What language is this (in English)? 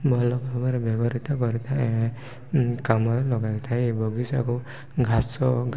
Odia